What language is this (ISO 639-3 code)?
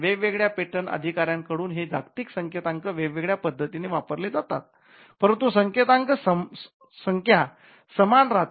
mar